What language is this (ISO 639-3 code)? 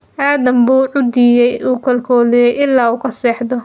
som